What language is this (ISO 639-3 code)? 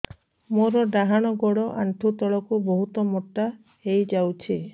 ori